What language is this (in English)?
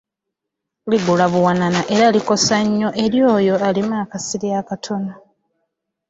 Ganda